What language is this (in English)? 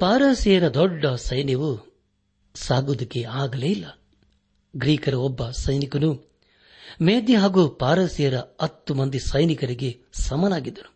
Kannada